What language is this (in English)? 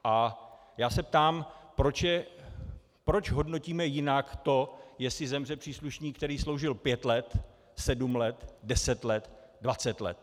Czech